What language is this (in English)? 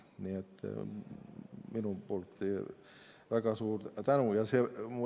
Estonian